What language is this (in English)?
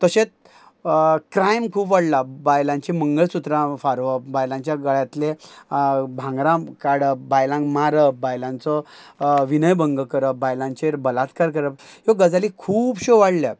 Konkani